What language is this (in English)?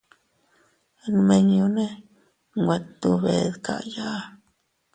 Teutila Cuicatec